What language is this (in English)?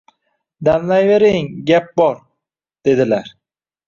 Uzbek